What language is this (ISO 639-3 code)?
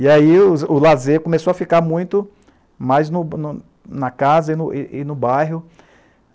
por